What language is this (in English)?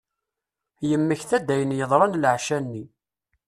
Kabyle